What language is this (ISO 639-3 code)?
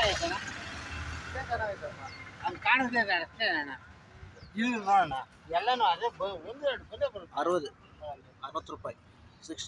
ara